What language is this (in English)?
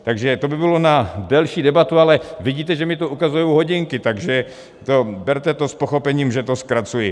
Czech